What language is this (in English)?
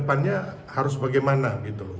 Indonesian